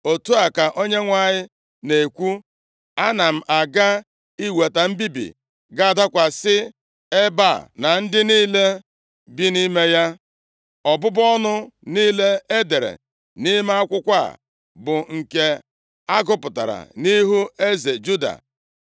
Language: Igbo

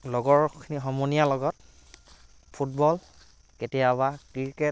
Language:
Assamese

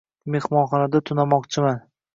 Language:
Uzbek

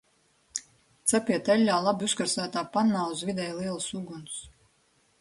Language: Latvian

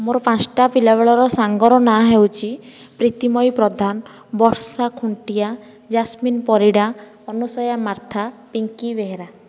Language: Odia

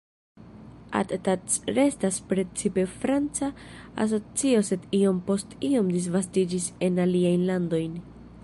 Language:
Esperanto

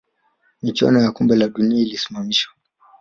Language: Swahili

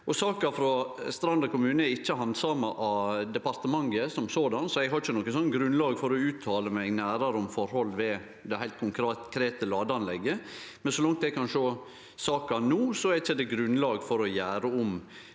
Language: Norwegian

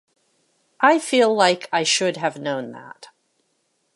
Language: English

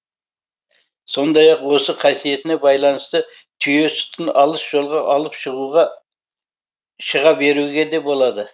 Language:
Kazakh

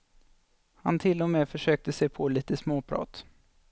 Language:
Swedish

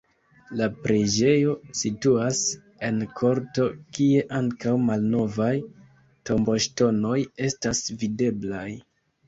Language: Esperanto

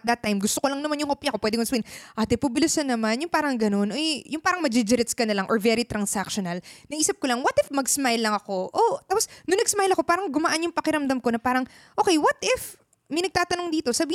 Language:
Filipino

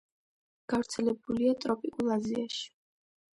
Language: Georgian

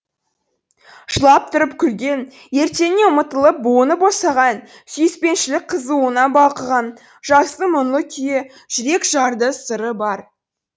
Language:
Kazakh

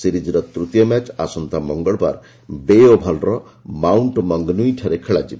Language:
Odia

